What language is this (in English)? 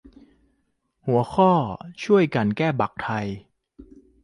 Thai